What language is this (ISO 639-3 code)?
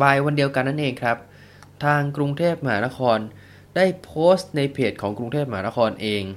tha